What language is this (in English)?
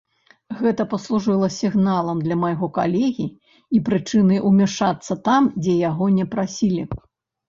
Belarusian